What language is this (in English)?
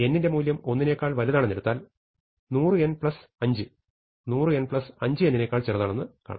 Malayalam